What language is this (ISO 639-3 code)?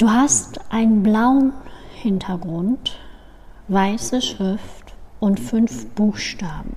deu